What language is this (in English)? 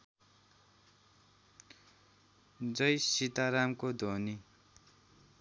Nepali